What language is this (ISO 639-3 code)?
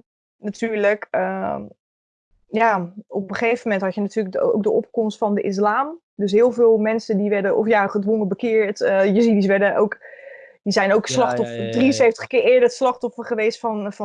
nld